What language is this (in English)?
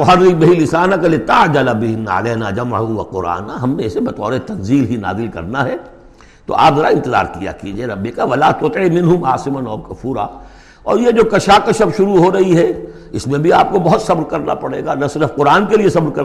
Urdu